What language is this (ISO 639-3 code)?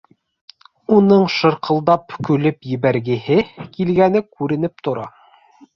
bak